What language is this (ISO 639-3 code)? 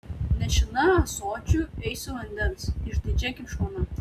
lit